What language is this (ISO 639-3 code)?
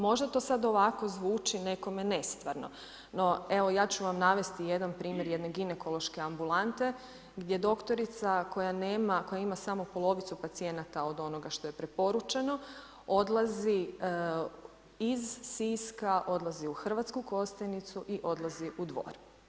hrv